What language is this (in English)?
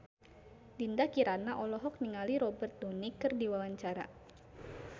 Sundanese